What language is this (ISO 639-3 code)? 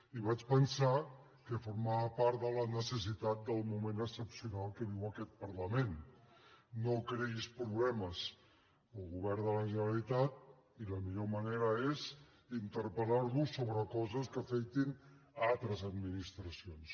cat